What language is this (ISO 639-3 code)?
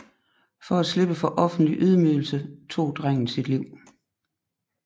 dan